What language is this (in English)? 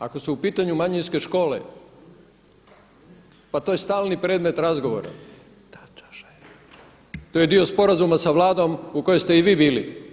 Croatian